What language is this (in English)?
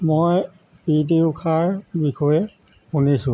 Assamese